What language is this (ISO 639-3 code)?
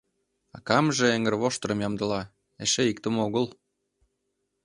chm